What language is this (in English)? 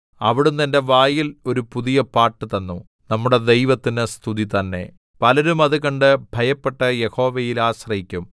Malayalam